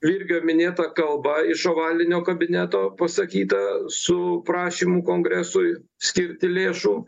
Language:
Lithuanian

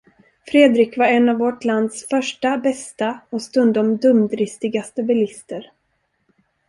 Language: Swedish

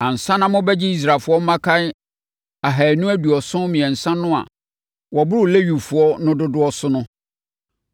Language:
Akan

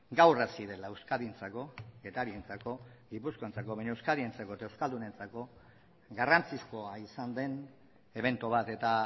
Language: Basque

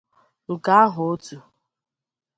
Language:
Igbo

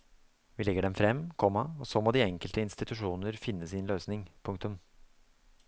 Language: Norwegian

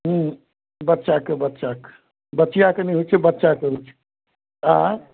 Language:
Maithili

